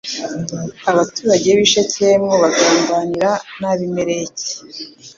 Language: Kinyarwanda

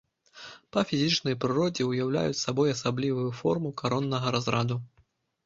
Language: Belarusian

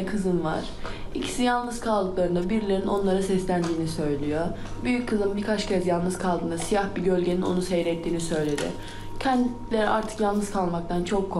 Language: Turkish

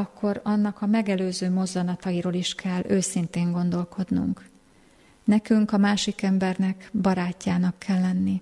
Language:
Hungarian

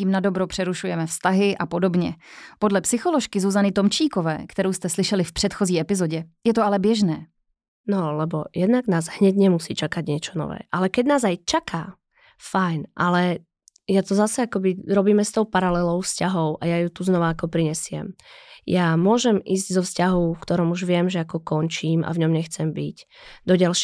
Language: Czech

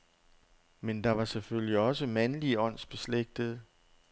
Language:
Danish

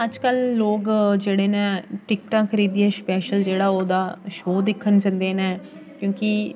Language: Dogri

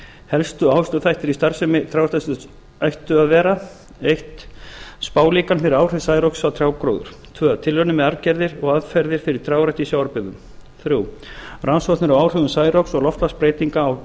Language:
Icelandic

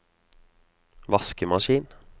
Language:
Norwegian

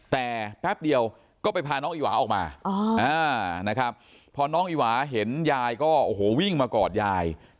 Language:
Thai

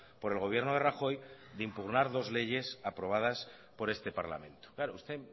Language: Spanish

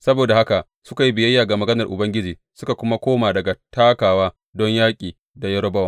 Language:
Hausa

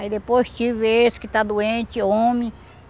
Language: Portuguese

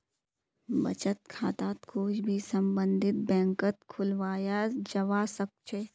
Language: Magahi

